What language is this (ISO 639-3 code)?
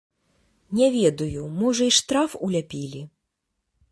bel